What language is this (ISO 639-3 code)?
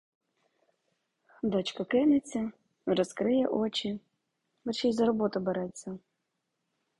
ukr